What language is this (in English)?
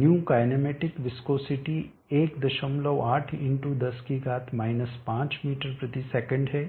Hindi